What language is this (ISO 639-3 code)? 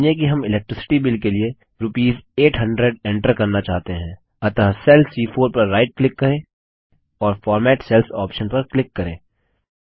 hin